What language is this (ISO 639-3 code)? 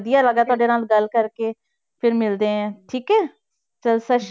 pan